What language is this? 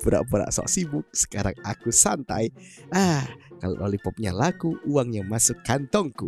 Indonesian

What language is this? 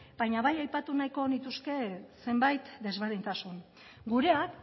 Basque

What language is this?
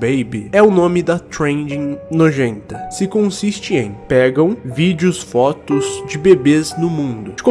Portuguese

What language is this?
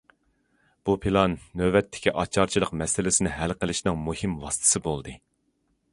Uyghur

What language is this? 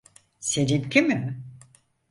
Turkish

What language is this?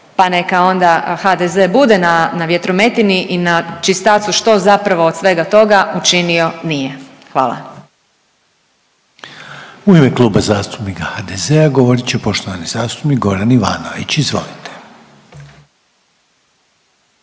Croatian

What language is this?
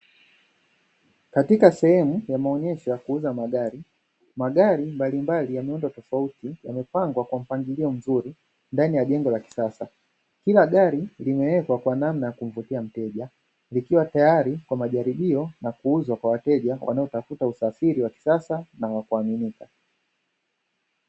Swahili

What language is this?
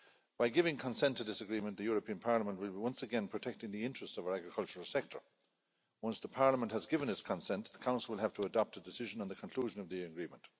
English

